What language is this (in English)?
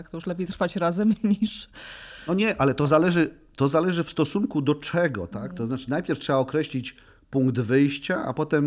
Polish